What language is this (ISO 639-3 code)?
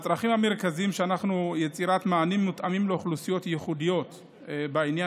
heb